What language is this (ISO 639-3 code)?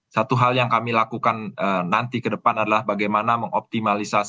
ind